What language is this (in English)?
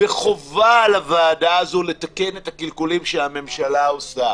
Hebrew